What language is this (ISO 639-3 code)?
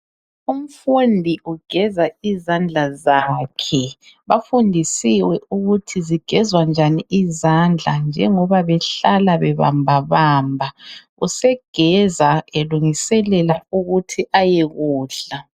nde